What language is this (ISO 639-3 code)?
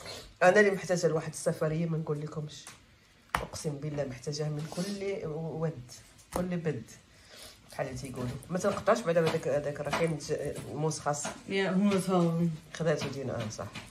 ara